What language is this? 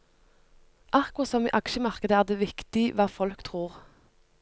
Norwegian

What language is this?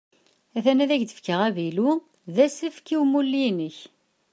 Kabyle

